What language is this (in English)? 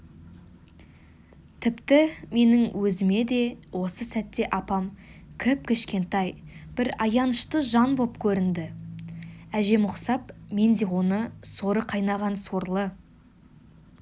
Kazakh